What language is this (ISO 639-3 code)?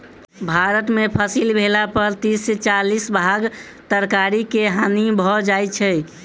mai